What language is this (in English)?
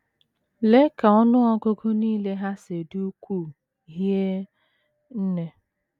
Igbo